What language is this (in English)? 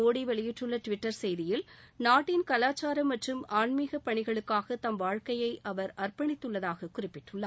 Tamil